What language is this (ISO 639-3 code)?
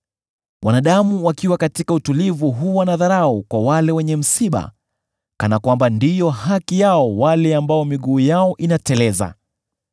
swa